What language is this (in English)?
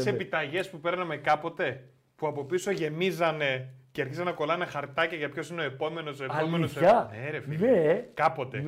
Greek